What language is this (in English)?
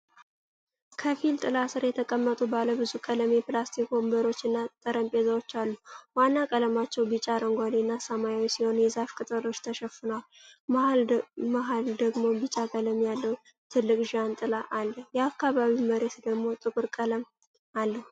Amharic